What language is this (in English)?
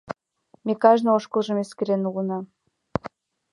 Mari